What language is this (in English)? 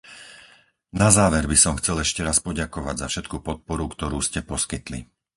Slovak